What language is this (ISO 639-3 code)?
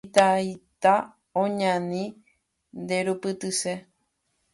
grn